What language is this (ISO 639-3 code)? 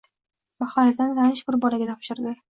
uzb